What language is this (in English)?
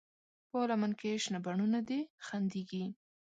Pashto